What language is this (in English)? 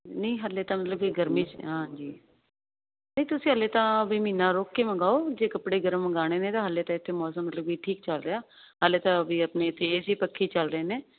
Punjabi